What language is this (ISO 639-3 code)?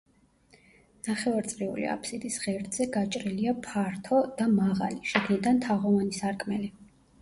kat